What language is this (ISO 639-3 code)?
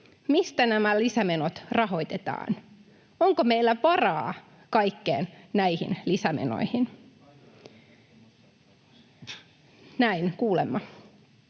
fin